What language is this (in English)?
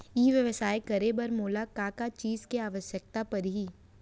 Chhattisgarhi